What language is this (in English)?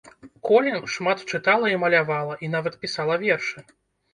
Belarusian